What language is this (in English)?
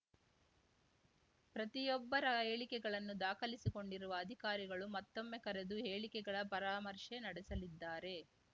Kannada